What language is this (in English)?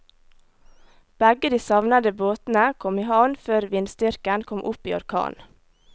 Norwegian